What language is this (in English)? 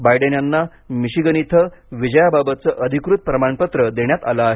Marathi